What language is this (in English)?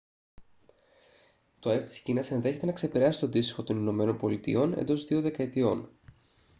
Greek